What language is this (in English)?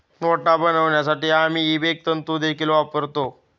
Marathi